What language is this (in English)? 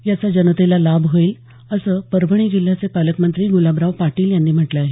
Marathi